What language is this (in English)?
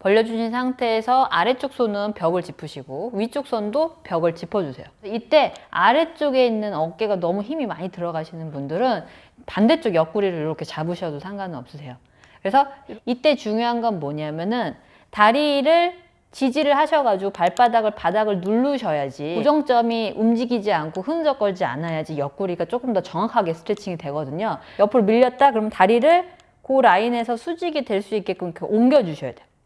Korean